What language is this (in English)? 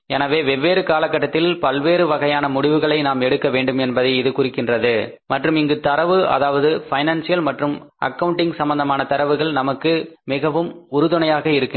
Tamil